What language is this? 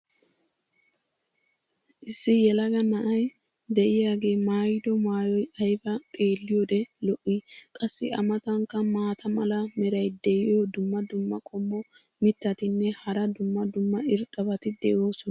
Wolaytta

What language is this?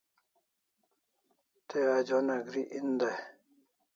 Kalasha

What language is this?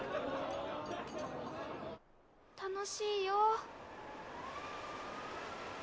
Japanese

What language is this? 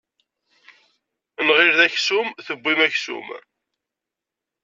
Kabyle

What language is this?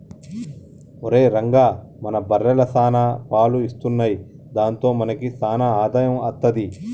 Telugu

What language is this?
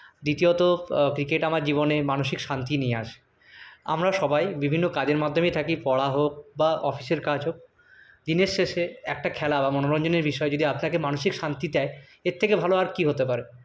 Bangla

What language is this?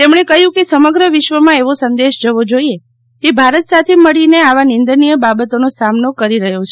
Gujarati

